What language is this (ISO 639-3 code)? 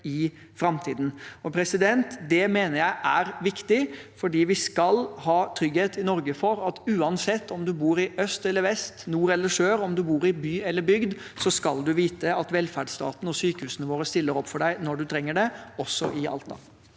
nor